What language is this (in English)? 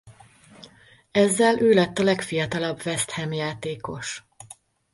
Hungarian